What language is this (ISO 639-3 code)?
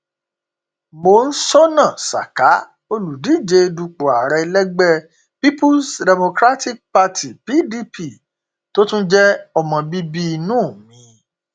yor